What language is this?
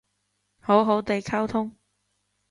Cantonese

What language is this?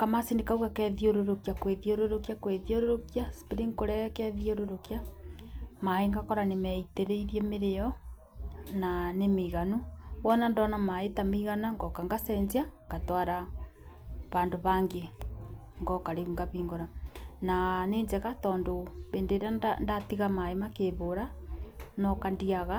Kikuyu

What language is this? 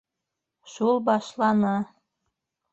Bashkir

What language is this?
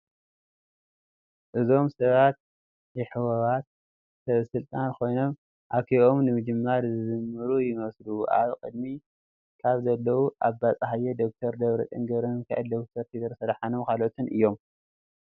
Tigrinya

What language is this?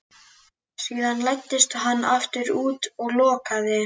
Icelandic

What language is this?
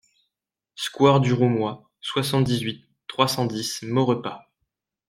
French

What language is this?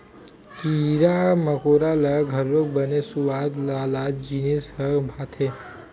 Chhattisgarhi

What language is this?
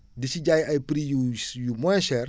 Wolof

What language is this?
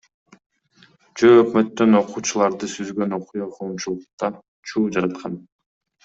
Kyrgyz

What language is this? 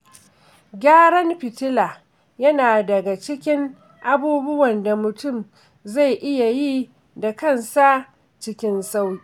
Hausa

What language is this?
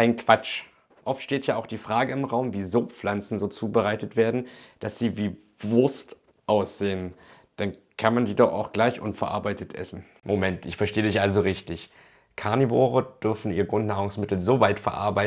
German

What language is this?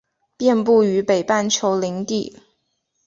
Chinese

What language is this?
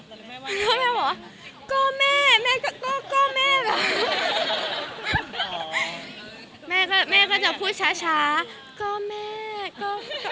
Thai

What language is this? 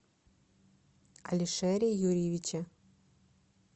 Russian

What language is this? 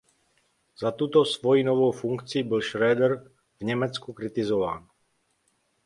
Czech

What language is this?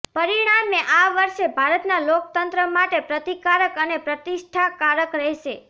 Gujarati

